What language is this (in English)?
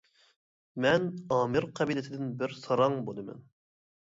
Uyghur